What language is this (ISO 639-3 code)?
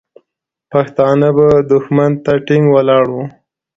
pus